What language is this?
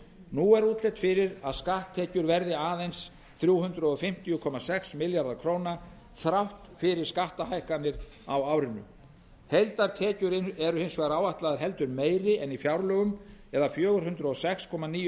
Icelandic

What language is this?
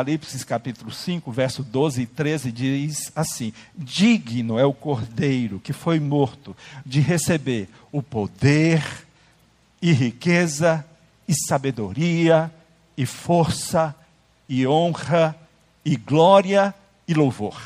Portuguese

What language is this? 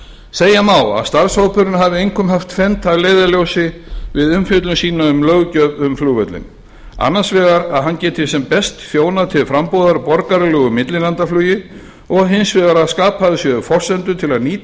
Icelandic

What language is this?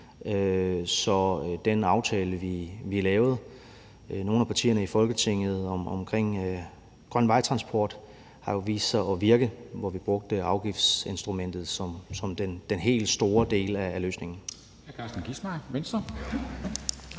Danish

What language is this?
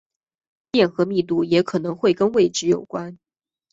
Chinese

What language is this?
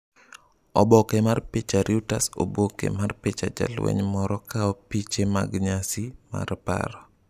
Luo (Kenya and Tanzania)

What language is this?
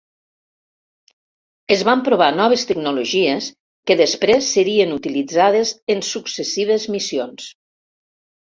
Catalan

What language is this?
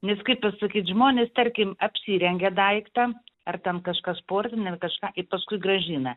Lithuanian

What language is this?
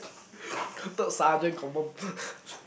English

